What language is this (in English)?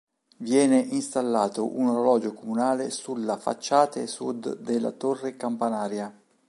Italian